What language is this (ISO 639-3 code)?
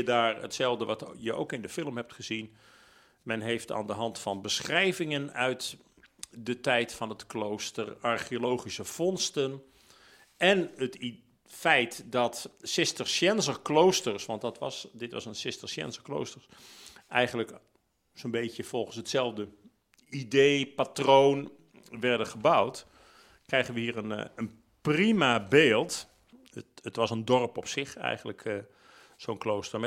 nld